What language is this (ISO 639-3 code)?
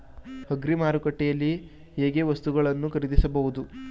kan